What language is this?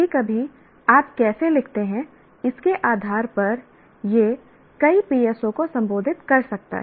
Hindi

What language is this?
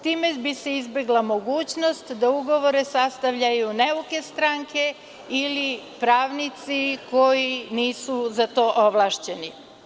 Serbian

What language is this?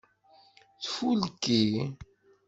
Kabyle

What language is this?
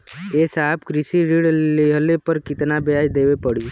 Bhojpuri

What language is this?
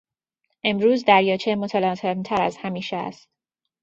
Persian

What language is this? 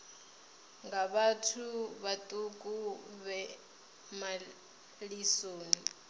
Venda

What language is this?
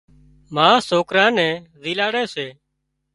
Wadiyara Koli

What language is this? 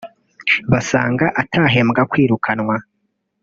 Kinyarwanda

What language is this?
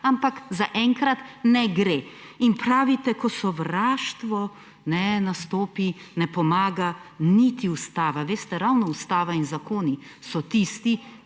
Slovenian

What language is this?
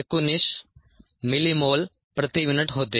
Marathi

